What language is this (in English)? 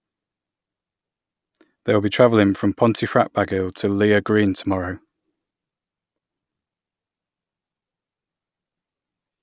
English